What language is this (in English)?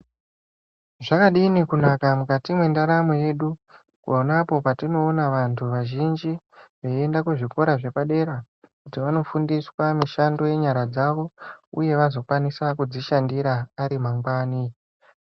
Ndau